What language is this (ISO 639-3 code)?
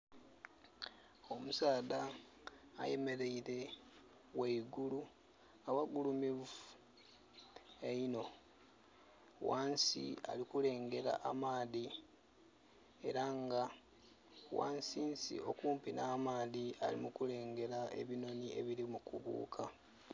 xog